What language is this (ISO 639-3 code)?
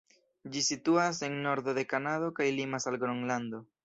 epo